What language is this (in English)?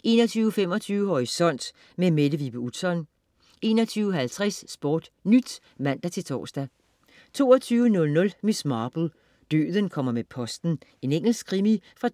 Danish